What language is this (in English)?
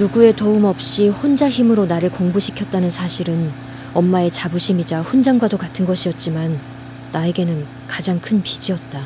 Korean